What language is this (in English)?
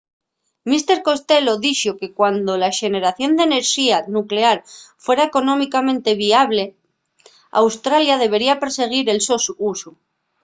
Asturian